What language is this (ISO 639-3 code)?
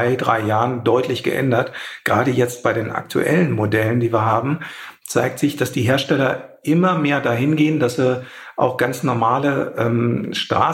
deu